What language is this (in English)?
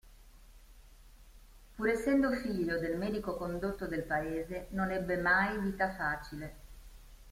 Italian